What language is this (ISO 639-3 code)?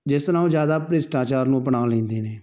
pan